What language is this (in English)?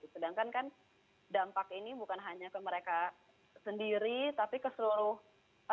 Indonesian